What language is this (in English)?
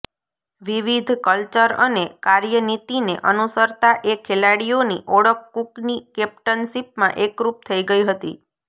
Gujarati